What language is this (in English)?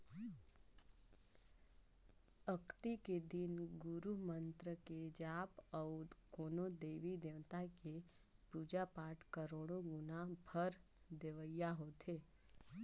Chhattisgarhi